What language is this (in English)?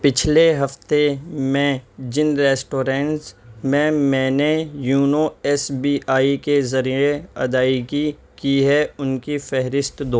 Urdu